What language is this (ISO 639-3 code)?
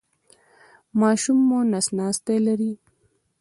pus